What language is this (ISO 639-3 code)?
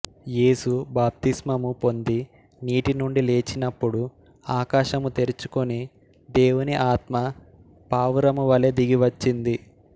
tel